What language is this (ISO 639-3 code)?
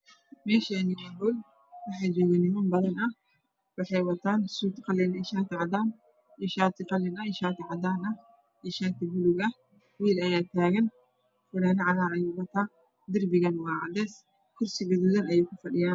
som